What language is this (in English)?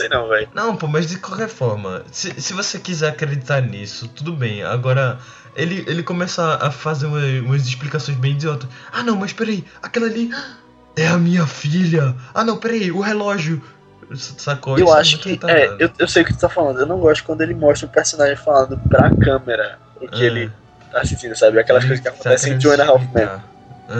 Portuguese